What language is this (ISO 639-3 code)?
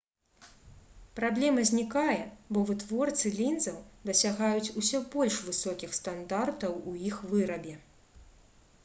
bel